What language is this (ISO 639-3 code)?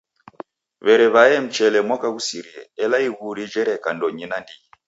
dav